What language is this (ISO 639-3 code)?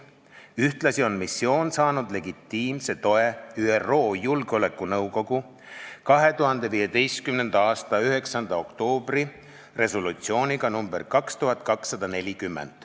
est